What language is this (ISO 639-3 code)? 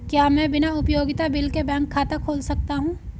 hin